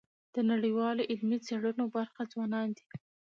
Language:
Pashto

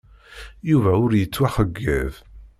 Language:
Kabyle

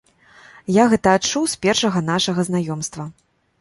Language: Belarusian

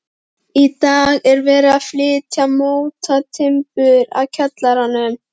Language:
Icelandic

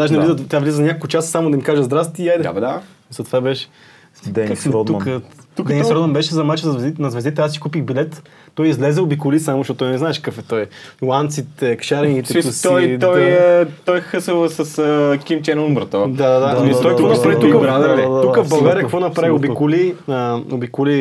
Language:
Bulgarian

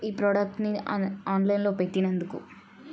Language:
Telugu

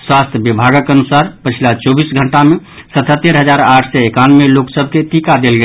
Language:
Maithili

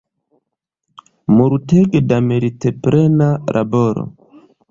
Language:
Esperanto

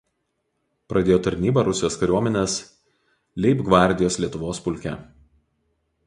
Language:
Lithuanian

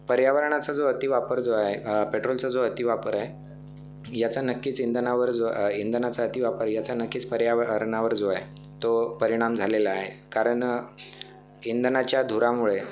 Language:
Marathi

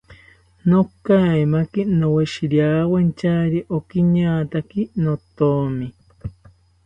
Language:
South Ucayali Ashéninka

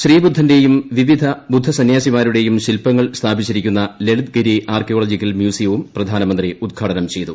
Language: Malayalam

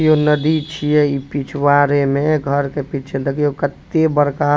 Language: Maithili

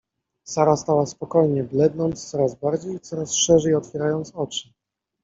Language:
Polish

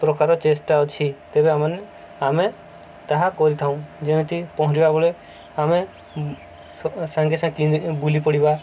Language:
Odia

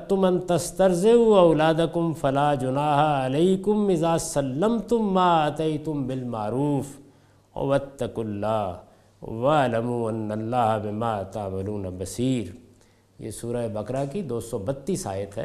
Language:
Urdu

